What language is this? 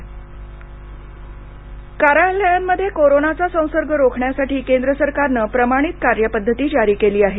Marathi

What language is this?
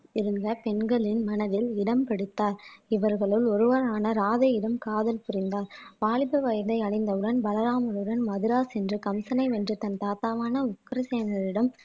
Tamil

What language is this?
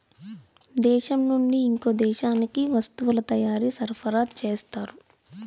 Telugu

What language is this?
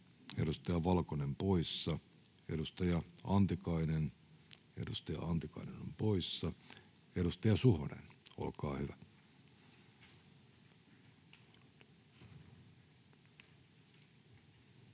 Finnish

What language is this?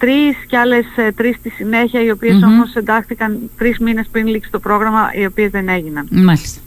Greek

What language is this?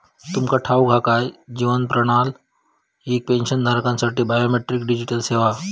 Marathi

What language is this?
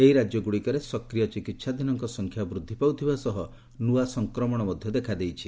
Odia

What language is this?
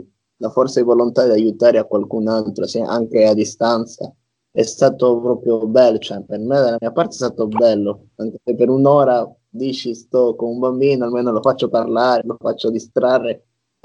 Italian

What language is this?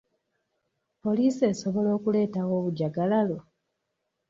Ganda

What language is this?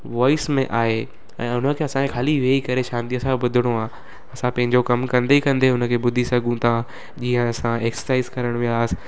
Sindhi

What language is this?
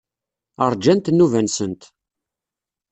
Kabyle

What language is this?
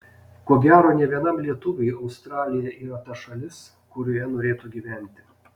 Lithuanian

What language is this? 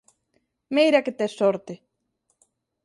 Galician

